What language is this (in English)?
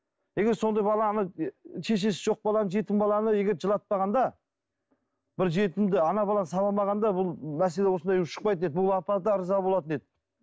Kazakh